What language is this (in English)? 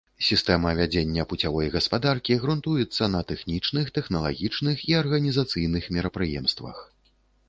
Belarusian